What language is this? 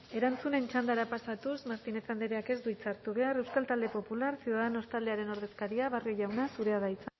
Basque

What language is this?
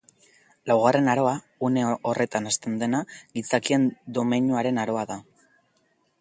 Basque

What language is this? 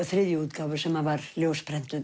Icelandic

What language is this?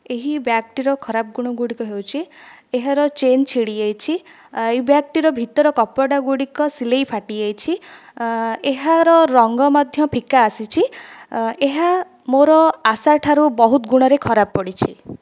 Odia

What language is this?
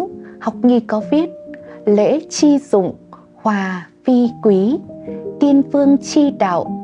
Vietnamese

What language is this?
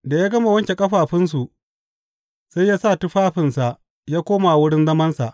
Hausa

